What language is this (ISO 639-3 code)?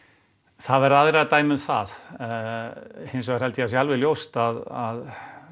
isl